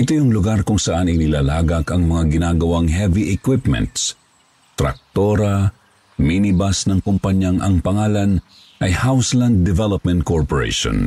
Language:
Filipino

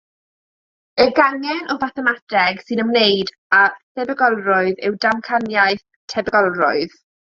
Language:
Welsh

